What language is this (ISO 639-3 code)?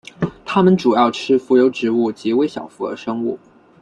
zho